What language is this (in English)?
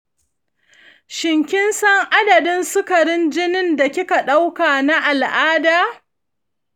Hausa